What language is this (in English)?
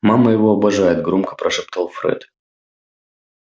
Russian